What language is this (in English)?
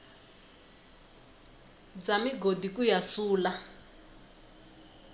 Tsonga